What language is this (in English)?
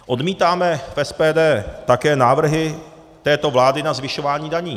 Czech